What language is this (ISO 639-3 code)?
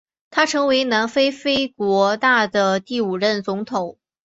zho